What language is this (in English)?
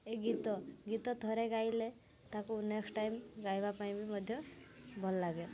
Odia